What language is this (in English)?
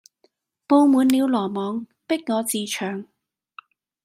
Cantonese